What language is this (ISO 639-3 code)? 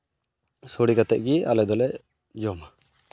sat